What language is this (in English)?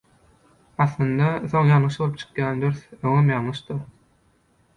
Turkmen